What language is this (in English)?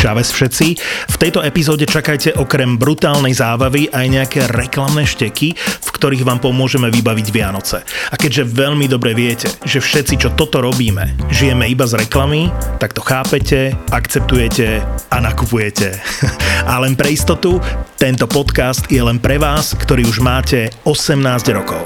Slovak